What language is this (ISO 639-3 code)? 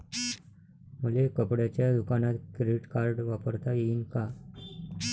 mar